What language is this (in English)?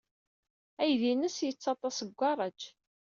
Kabyle